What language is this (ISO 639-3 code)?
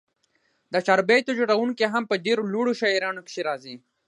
pus